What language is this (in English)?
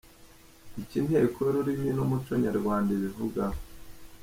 Kinyarwanda